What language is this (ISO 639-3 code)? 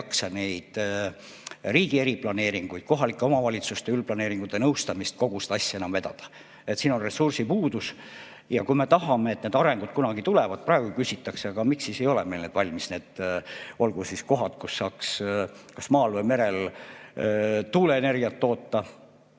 est